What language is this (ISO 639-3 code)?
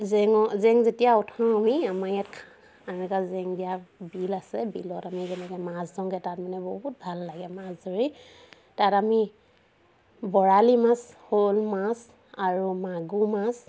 asm